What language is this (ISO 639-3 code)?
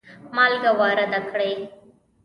pus